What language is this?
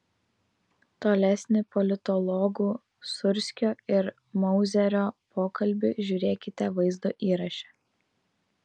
Lithuanian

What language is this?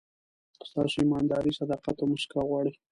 Pashto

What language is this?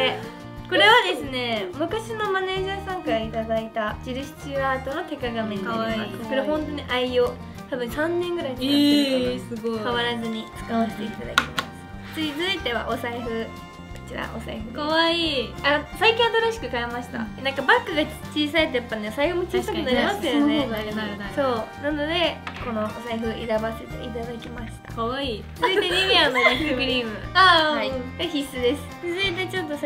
Japanese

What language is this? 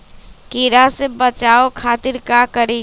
Magahi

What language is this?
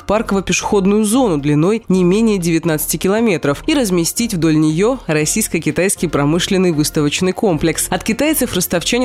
Russian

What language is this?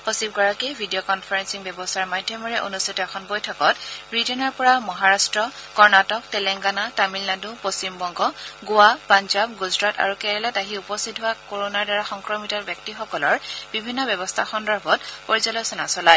Assamese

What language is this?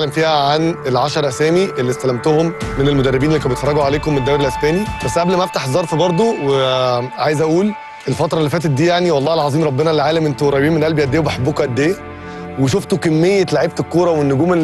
Arabic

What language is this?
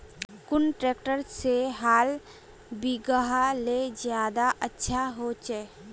Magahi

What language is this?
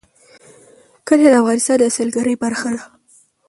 Pashto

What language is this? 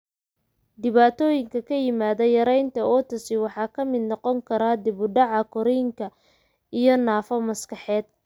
Somali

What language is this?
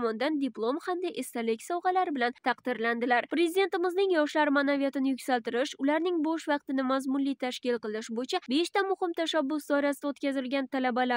Turkish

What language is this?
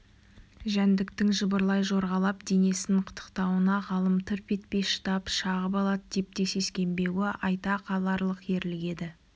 Kazakh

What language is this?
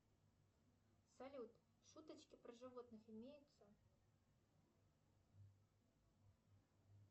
Russian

